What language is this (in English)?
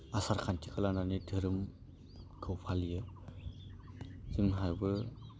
Bodo